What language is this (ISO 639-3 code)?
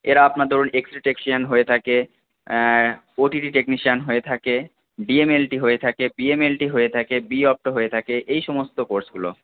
ben